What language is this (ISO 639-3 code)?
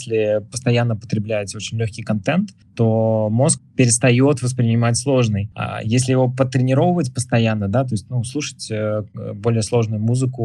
rus